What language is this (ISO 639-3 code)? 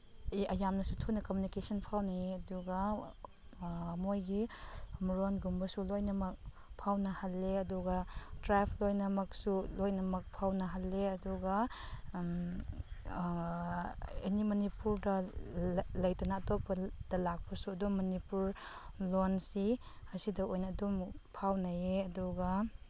mni